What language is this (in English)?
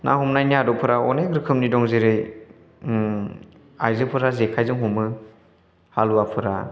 Bodo